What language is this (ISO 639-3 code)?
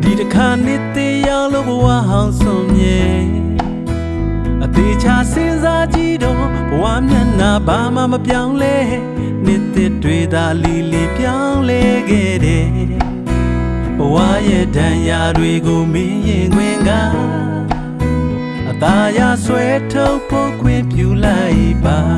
tha